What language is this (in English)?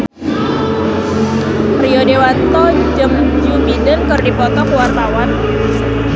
Sundanese